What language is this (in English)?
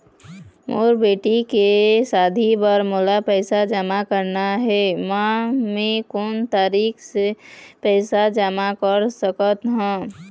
Chhattisgarhi